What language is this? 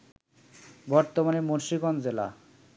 Bangla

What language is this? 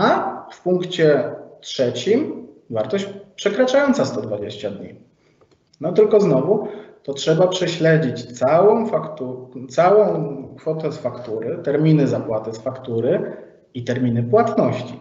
Polish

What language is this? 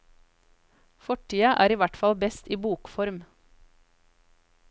Norwegian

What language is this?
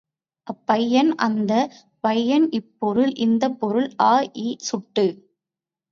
Tamil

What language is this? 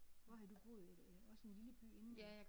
Danish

